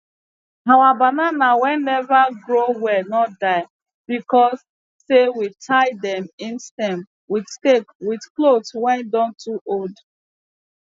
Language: Nigerian Pidgin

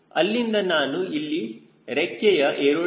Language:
Kannada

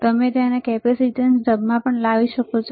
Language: Gujarati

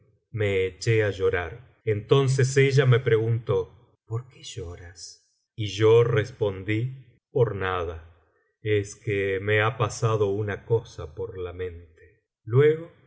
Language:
Spanish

